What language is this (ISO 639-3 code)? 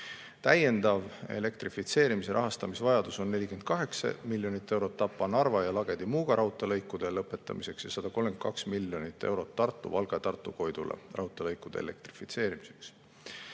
est